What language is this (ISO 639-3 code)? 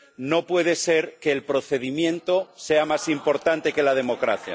spa